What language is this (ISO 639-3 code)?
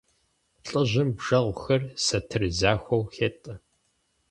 kbd